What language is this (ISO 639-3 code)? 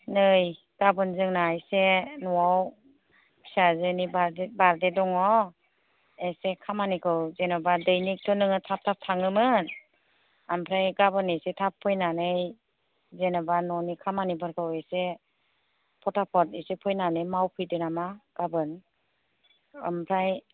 brx